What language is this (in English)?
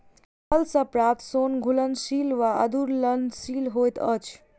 Maithili